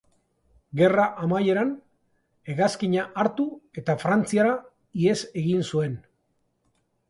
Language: Basque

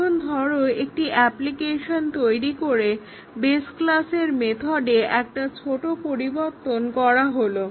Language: Bangla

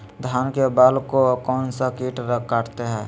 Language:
Magahi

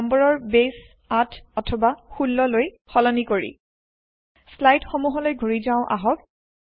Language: Assamese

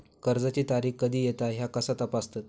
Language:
Marathi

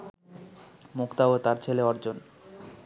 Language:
Bangla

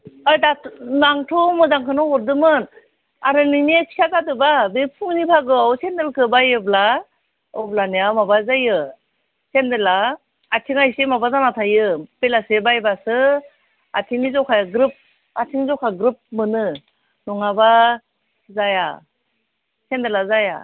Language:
Bodo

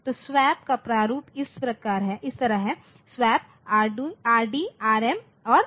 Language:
Hindi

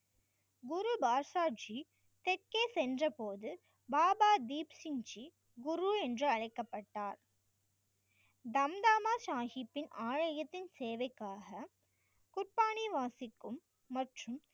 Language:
Tamil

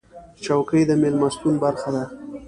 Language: Pashto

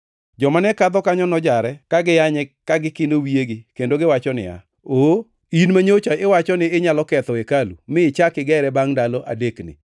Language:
Luo (Kenya and Tanzania)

